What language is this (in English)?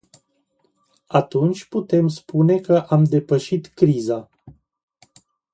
Romanian